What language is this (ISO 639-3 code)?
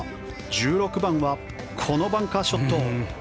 jpn